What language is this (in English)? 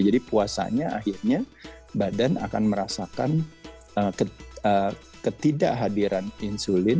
Indonesian